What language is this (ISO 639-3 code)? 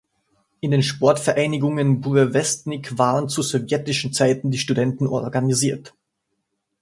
deu